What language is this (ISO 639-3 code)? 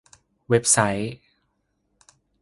tha